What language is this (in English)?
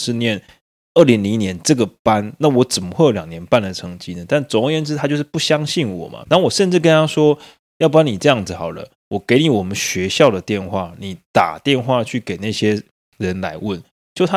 Chinese